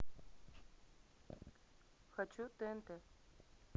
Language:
Russian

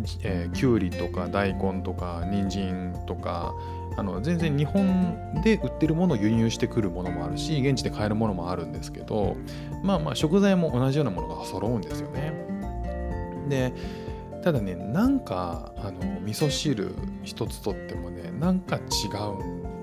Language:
Japanese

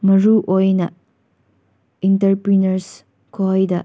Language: Manipuri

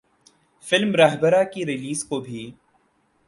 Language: Urdu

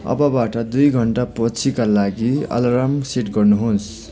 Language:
Nepali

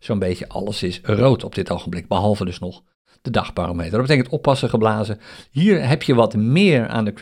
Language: Dutch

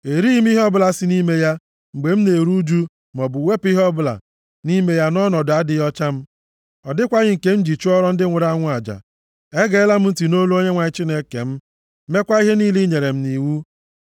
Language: Igbo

